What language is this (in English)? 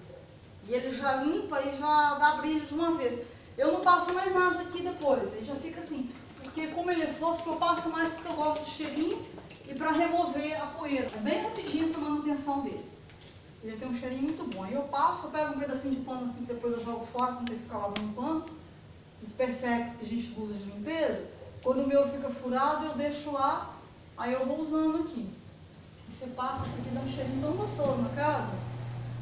Portuguese